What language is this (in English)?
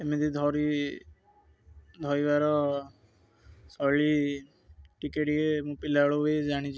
Odia